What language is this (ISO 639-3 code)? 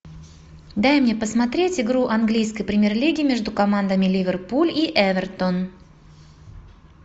rus